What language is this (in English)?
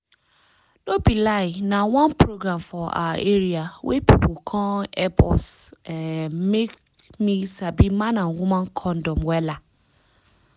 Nigerian Pidgin